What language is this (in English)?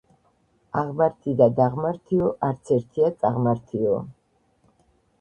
Georgian